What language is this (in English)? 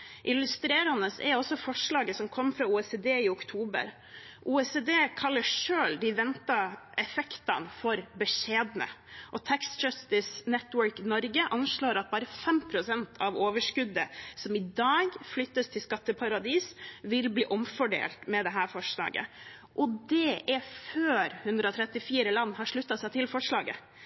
Norwegian Bokmål